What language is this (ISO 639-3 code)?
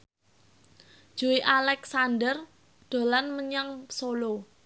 jav